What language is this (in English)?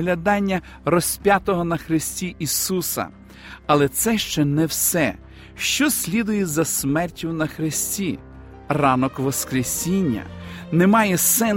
Ukrainian